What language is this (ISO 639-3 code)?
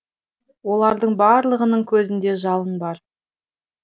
kaz